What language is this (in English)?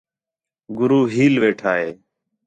Khetrani